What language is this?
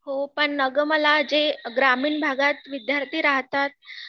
Marathi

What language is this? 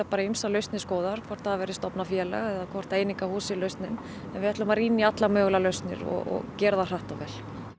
Icelandic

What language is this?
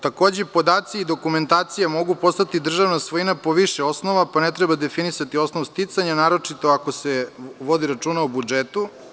Serbian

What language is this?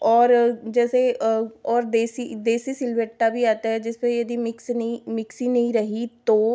Hindi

